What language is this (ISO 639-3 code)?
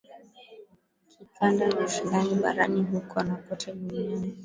swa